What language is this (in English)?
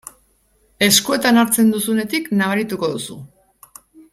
Basque